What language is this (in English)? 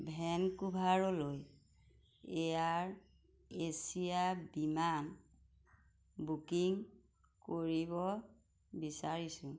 Assamese